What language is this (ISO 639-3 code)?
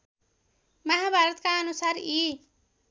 nep